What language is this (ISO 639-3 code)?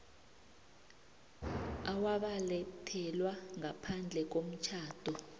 nbl